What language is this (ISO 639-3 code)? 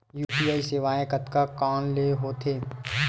hne